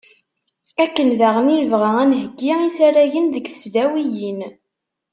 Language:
Kabyle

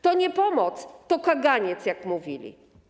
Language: Polish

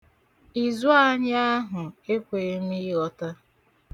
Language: Igbo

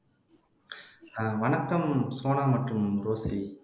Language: Tamil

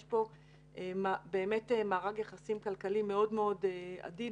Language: Hebrew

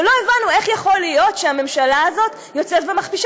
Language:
Hebrew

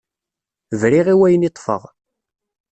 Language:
Kabyle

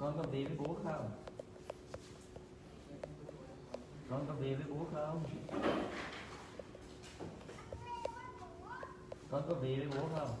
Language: Vietnamese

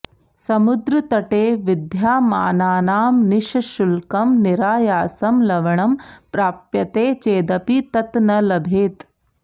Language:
Sanskrit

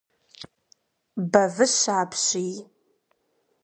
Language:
Kabardian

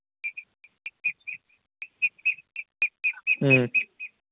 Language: Manipuri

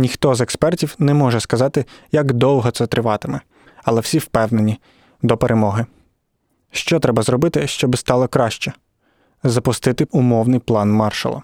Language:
Ukrainian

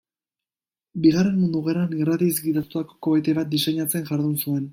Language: Basque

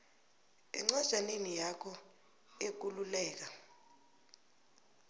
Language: South Ndebele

